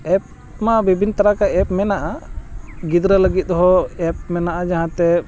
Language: Santali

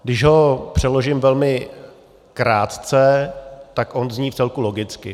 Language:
Czech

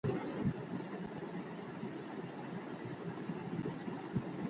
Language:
Pashto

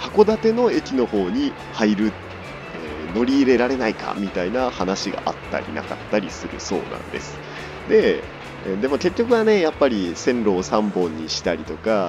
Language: Japanese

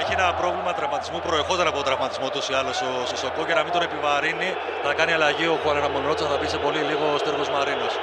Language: Greek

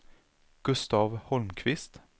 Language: Swedish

